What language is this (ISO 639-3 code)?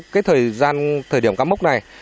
vie